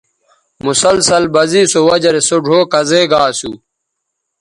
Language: Bateri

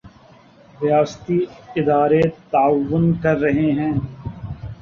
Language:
Urdu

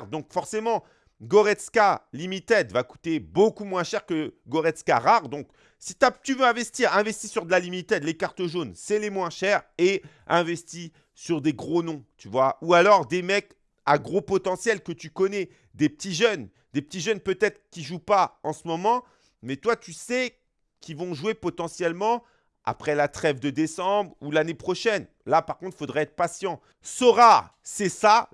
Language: French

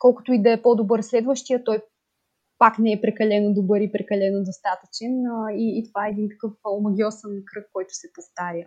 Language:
Bulgarian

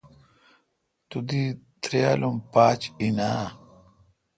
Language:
Kalkoti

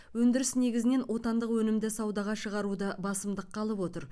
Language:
Kazakh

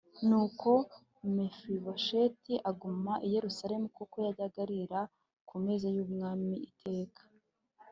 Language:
Kinyarwanda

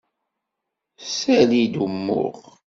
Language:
Kabyle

